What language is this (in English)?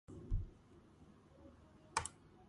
Georgian